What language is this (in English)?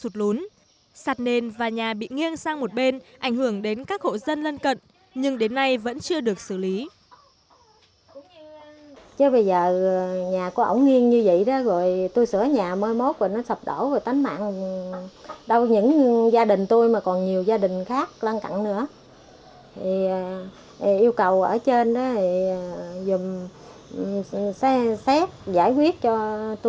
Vietnamese